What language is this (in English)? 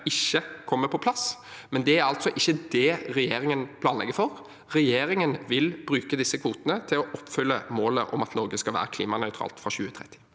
Norwegian